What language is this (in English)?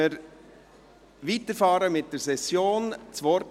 Swiss German